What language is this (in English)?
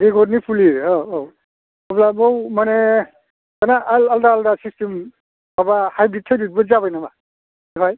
Bodo